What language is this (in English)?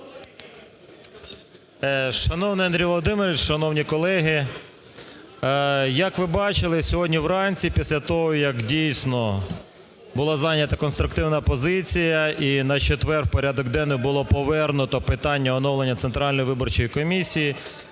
Ukrainian